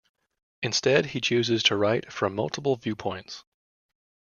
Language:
English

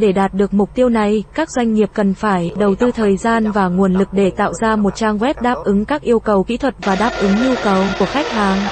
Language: Vietnamese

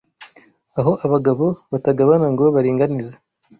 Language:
Kinyarwanda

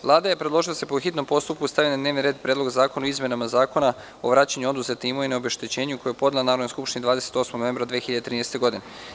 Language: Serbian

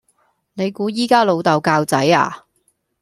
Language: Cantonese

